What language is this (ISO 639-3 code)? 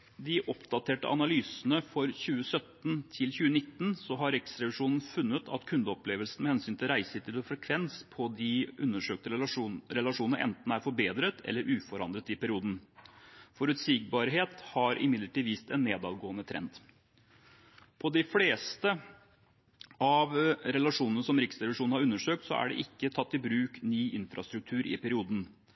nob